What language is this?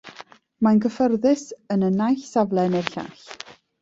Welsh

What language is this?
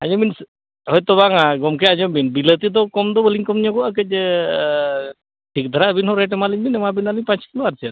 Santali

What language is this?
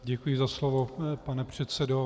Czech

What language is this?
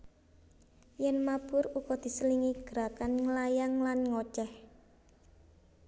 Javanese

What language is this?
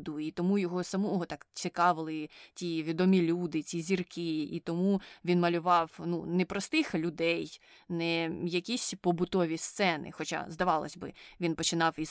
Ukrainian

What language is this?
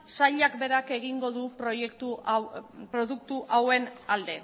Basque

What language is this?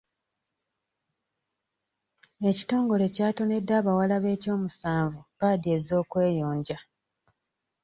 Ganda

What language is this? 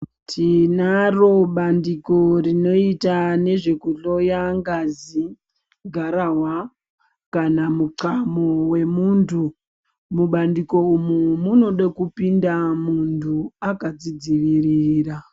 Ndau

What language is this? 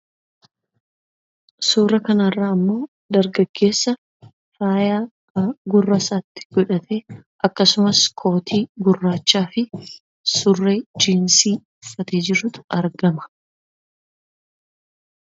Oromo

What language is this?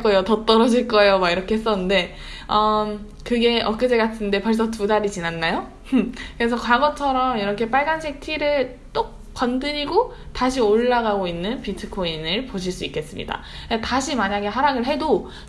Korean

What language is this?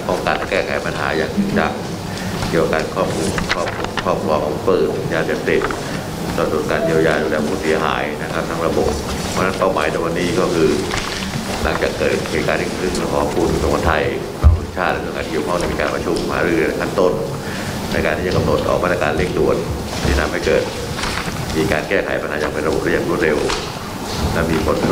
Thai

